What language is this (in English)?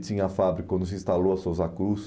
Portuguese